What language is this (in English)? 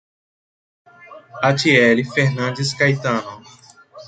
Portuguese